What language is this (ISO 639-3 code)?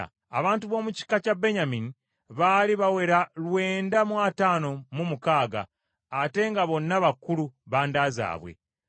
lug